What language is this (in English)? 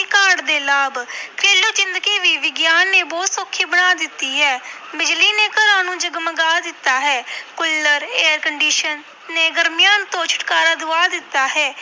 Punjabi